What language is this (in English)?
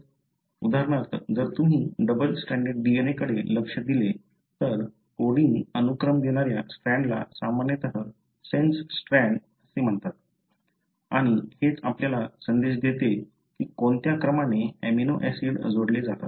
Marathi